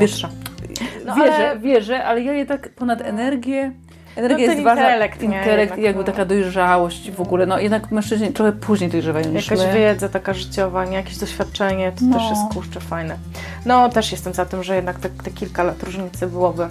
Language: Polish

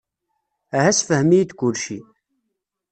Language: Kabyle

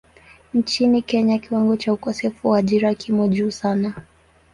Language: Swahili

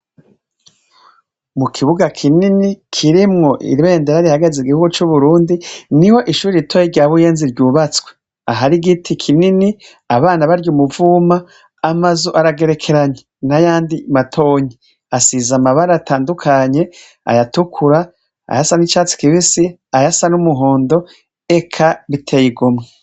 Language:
Rundi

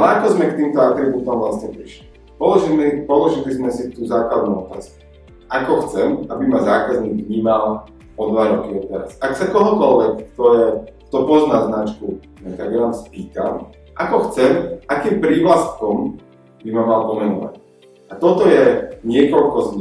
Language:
Slovak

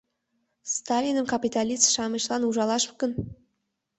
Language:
Mari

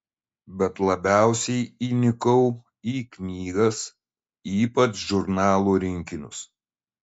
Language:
Lithuanian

